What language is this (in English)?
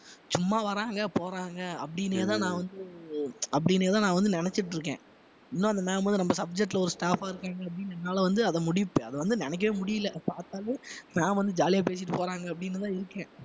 Tamil